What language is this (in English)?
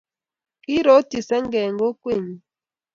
Kalenjin